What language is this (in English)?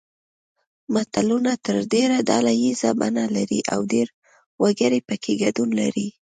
Pashto